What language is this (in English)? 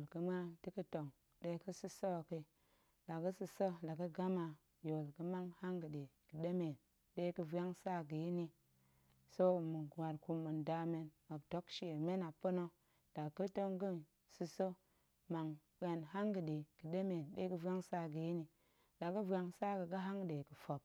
Goemai